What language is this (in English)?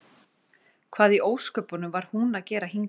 Icelandic